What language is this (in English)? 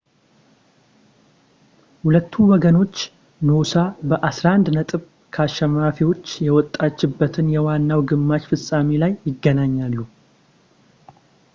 Amharic